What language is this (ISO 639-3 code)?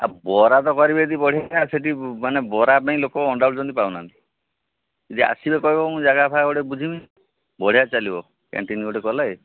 ori